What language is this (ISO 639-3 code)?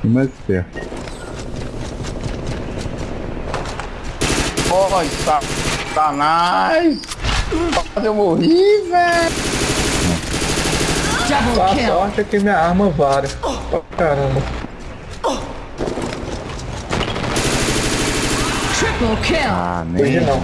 por